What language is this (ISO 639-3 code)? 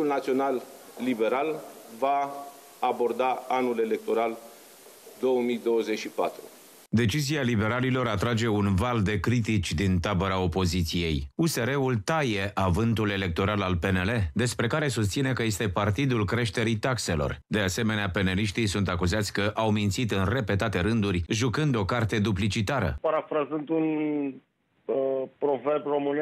ron